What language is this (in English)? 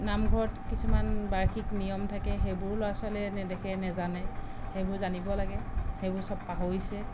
Assamese